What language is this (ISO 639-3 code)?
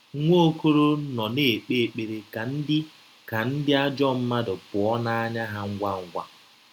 ibo